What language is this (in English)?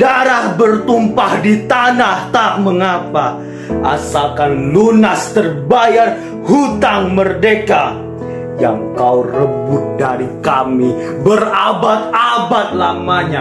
Indonesian